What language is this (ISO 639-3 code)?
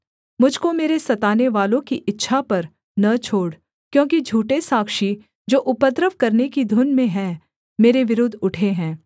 hin